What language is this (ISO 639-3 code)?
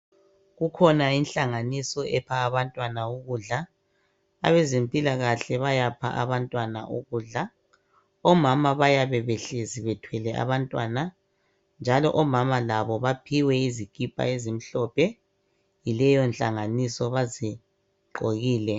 nde